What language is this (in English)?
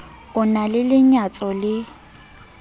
Southern Sotho